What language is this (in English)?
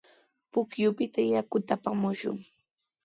Sihuas Ancash Quechua